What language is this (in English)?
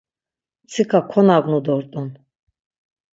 Laz